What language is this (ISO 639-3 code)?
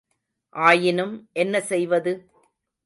tam